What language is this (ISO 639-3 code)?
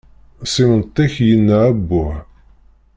kab